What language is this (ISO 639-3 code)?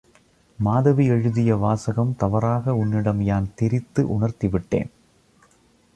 tam